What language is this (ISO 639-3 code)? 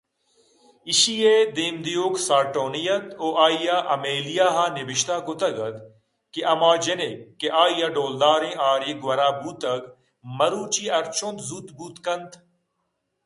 bgp